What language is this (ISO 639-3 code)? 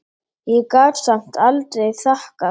isl